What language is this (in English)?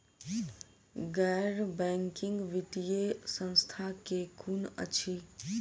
Maithili